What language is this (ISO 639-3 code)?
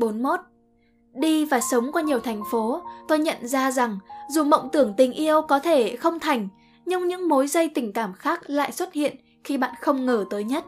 vie